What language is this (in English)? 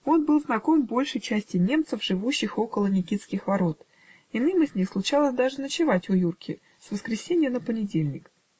Russian